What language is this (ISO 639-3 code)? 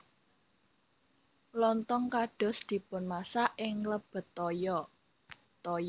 jav